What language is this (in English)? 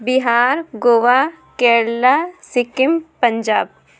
Urdu